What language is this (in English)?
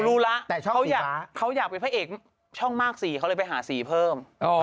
Thai